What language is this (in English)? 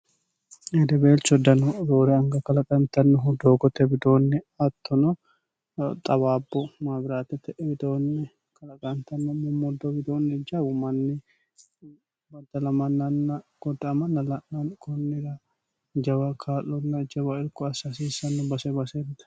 Sidamo